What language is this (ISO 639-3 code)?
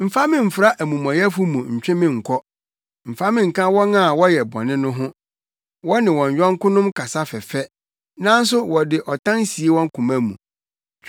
aka